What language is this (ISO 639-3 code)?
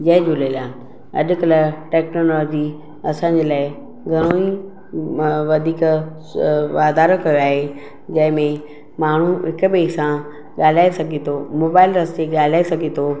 snd